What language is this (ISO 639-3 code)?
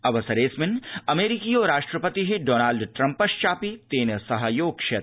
san